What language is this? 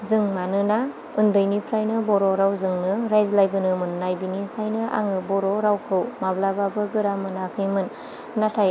Bodo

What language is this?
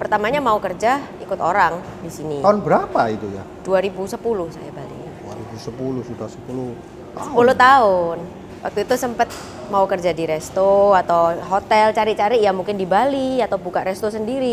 Indonesian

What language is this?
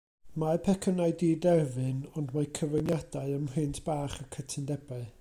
Welsh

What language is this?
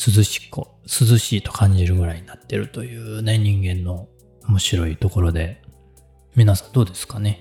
Japanese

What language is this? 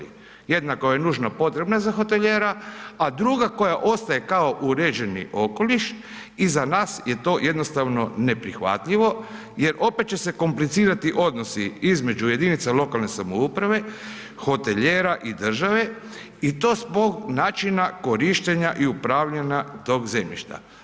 Croatian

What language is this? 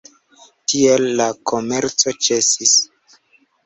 Esperanto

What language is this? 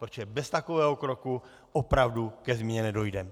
Czech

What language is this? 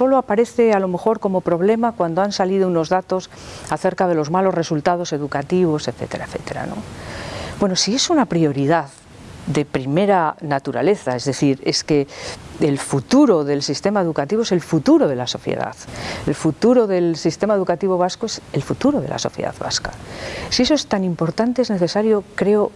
Spanish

